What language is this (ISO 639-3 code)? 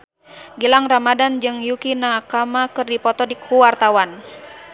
sun